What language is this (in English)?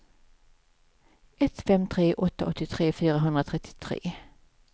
Swedish